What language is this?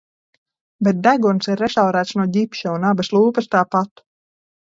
Latvian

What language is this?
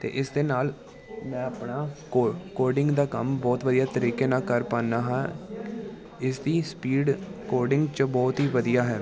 Punjabi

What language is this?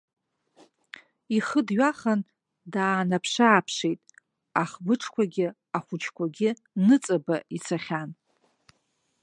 Abkhazian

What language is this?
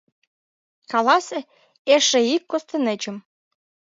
Mari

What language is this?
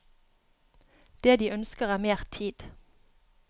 Norwegian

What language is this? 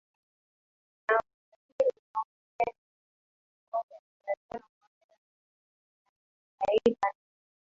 Swahili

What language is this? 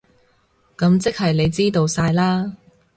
Cantonese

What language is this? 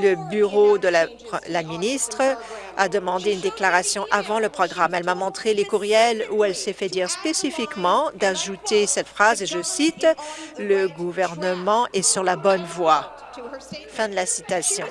French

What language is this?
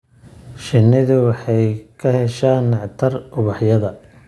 Somali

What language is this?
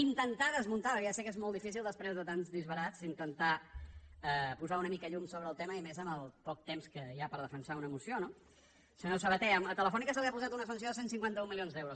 Catalan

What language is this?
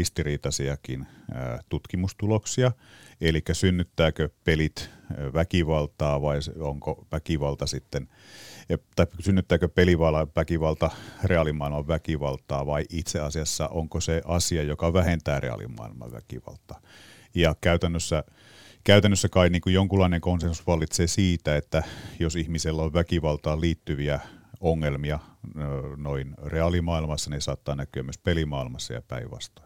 Finnish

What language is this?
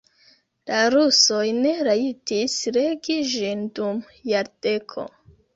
Esperanto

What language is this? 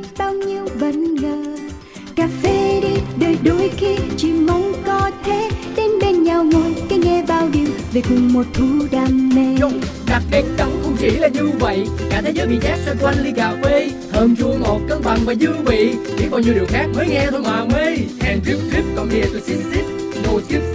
Vietnamese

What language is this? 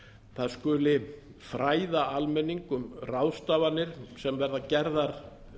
Icelandic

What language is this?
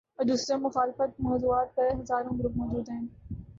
Urdu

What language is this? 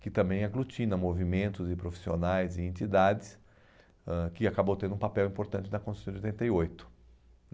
Portuguese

